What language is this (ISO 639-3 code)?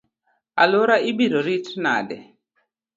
luo